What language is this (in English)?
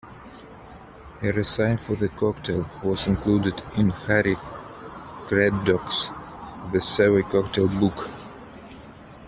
English